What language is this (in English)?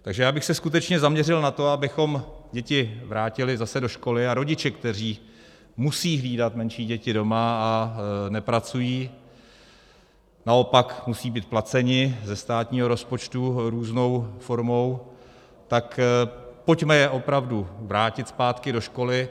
Czech